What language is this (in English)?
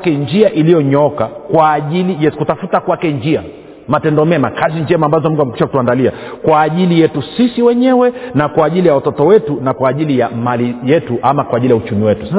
Swahili